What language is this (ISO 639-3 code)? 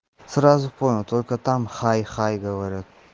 rus